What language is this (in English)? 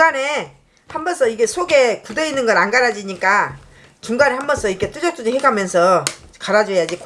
Korean